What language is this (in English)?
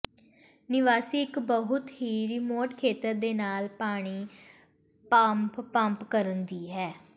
Punjabi